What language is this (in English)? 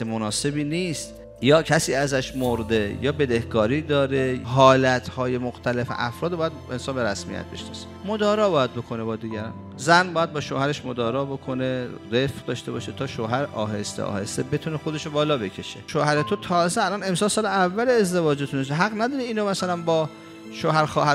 Persian